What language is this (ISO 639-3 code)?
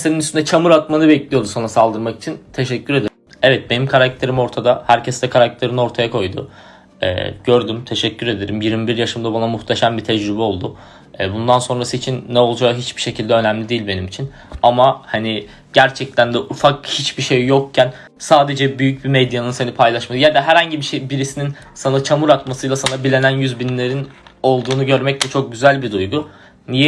tur